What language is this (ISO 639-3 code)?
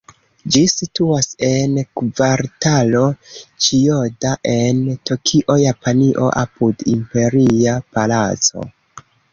epo